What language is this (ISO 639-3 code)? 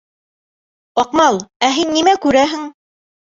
bak